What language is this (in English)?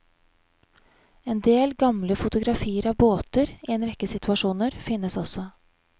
Norwegian